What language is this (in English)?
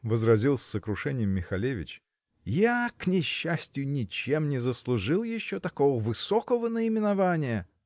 Russian